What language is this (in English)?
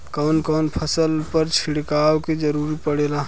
Bhojpuri